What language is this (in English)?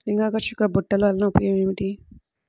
Telugu